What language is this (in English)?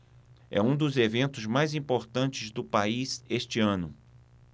Portuguese